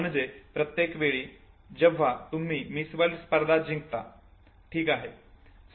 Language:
Marathi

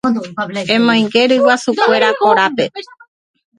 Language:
Guarani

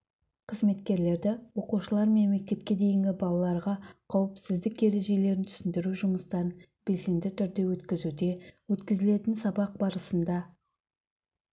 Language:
Kazakh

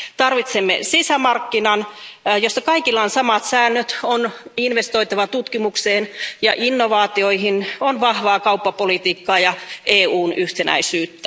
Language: Finnish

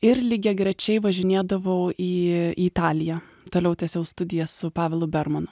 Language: Lithuanian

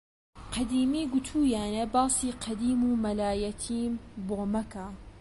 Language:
Central Kurdish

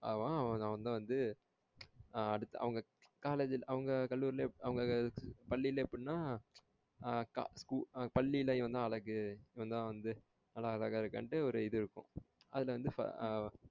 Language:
Tamil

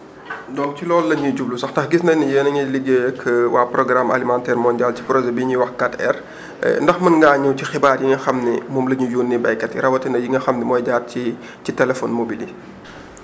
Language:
Wolof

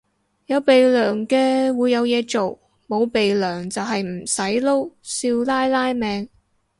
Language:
Cantonese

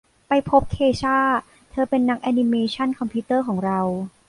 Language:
Thai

